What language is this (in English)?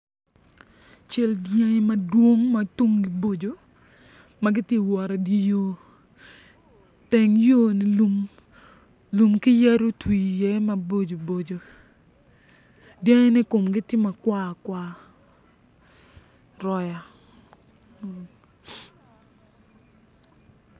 Acoli